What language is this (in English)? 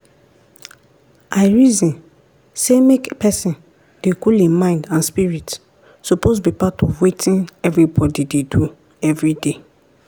Nigerian Pidgin